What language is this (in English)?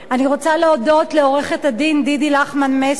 Hebrew